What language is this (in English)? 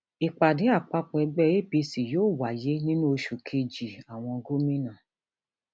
Yoruba